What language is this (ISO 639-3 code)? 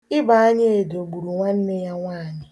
ibo